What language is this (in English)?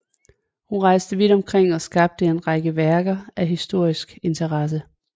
Danish